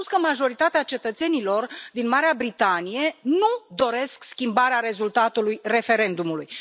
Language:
Romanian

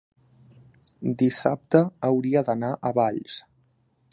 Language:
Catalan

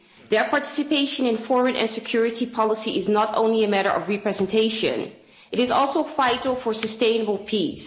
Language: English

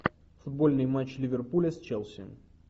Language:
Russian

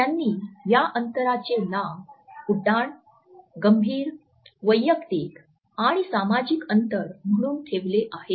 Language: Marathi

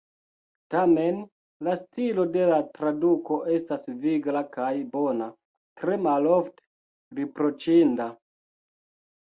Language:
Esperanto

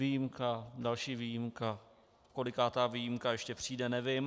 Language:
Czech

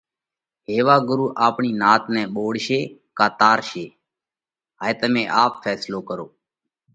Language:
Parkari Koli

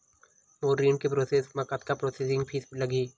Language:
Chhattisgarhi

